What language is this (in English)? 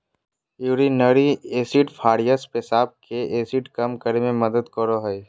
Magahi